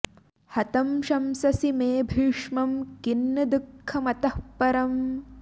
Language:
Sanskrit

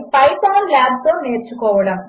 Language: Telugu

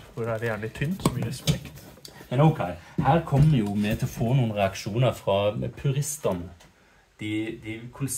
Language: Norwegian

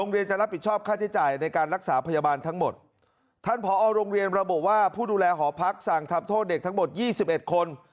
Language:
Thai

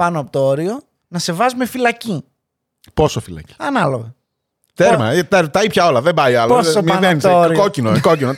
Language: Greek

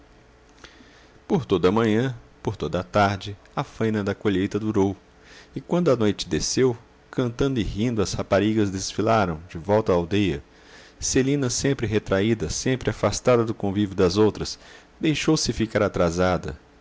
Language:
Portuguese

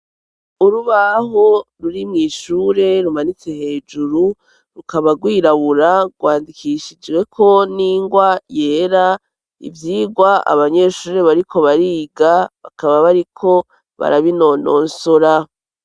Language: Rundi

